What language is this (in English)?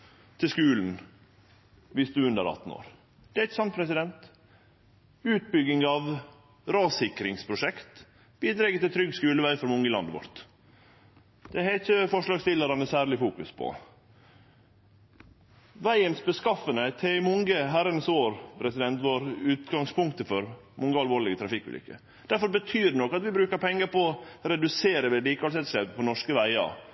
Norwegian Nynorsk